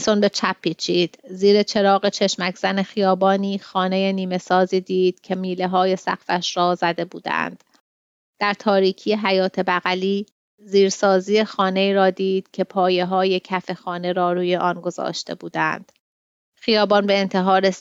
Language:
Persian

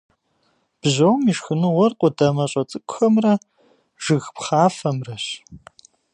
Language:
Kabardian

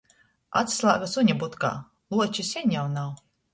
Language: Latgalian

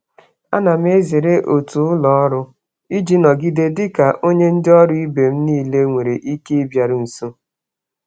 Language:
Igbo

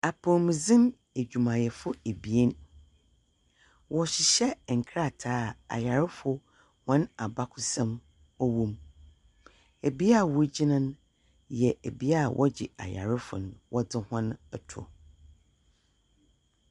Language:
Akan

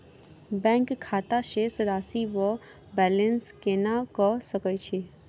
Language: Maithili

